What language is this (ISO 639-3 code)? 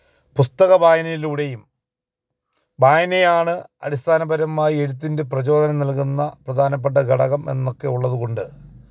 mal